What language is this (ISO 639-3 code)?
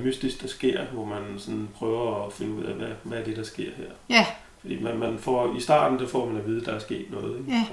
dan